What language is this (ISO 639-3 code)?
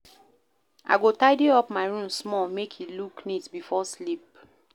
pcm